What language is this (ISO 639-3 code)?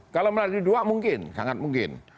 ind